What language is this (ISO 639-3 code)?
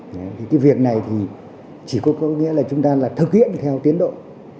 vie